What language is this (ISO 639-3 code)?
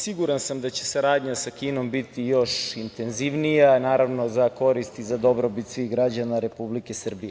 srp